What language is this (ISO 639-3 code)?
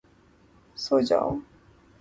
urd